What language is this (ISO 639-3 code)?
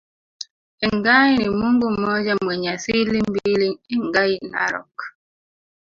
swa